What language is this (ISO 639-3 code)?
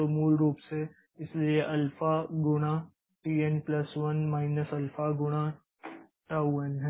hin